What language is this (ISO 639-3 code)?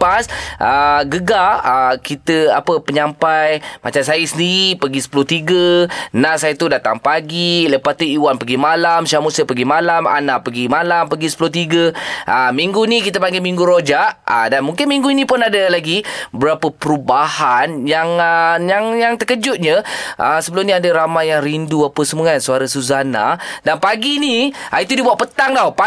msa